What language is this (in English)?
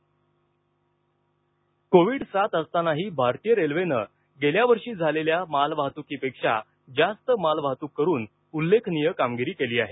Marathi